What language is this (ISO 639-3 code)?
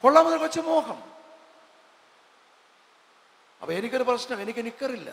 mal